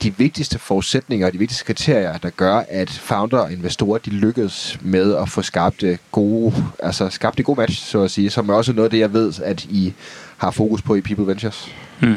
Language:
Danish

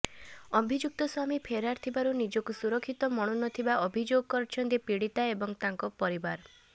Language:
Odia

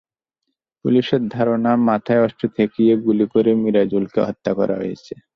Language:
Bangla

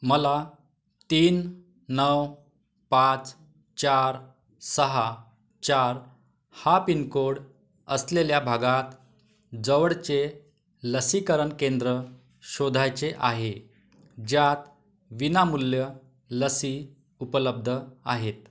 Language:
Marathi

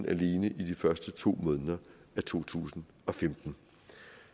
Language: Danish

